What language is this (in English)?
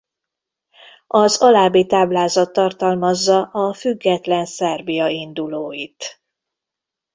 Hungarian